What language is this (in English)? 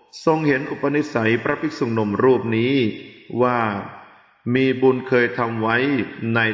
Thai